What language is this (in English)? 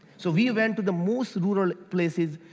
English